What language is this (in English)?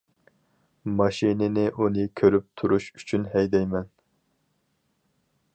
Uyghur